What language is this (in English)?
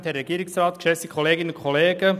Swiss German